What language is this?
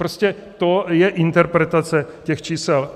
Czech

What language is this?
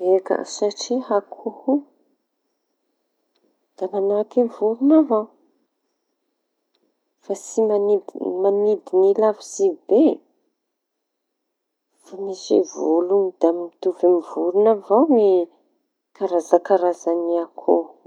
Tanosy Malagasy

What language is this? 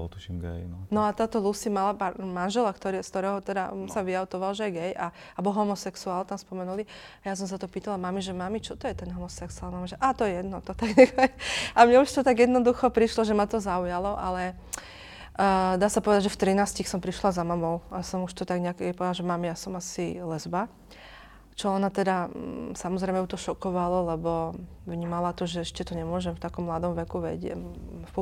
Slovak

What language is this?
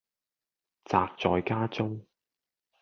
Cantonese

